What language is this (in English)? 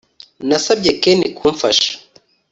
Kinyarwanda